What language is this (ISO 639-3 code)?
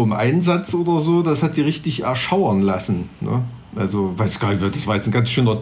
deu